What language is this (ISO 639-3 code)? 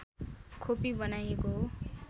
nep